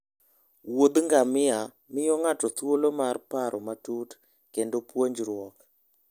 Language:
Luo (Kenya and Tanzania)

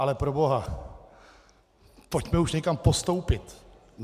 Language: Czech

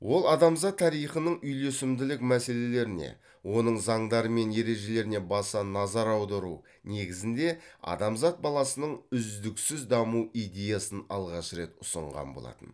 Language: Kazakh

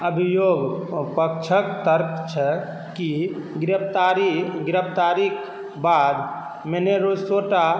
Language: Maithili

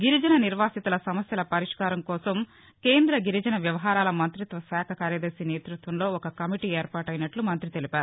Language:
Telugu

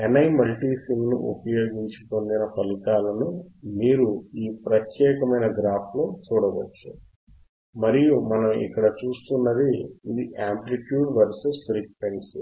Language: Telugu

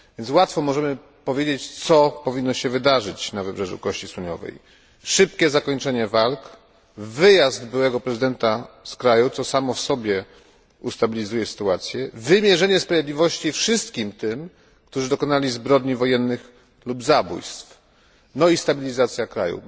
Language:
Polish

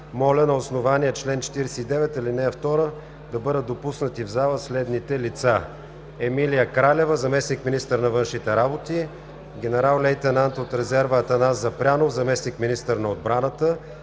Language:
Bulgarian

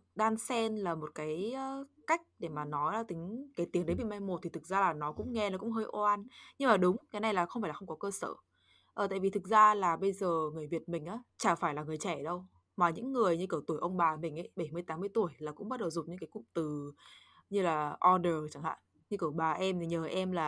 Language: Vietnamese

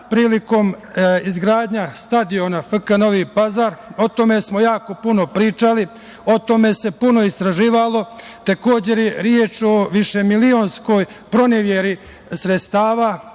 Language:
Serbian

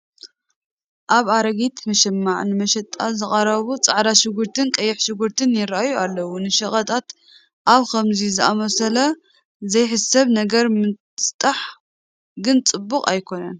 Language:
Tigrinya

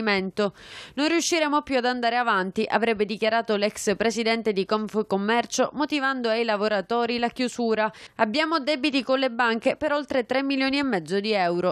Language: Italian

